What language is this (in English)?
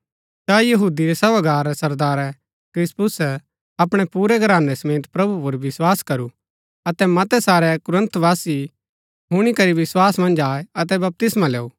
Gaddi